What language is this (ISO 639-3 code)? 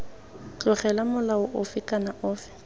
tsn